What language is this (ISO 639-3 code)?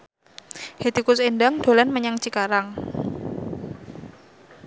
jav